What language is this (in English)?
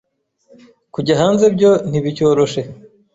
Kinyarwanda